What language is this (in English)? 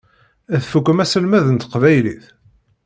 Kabyle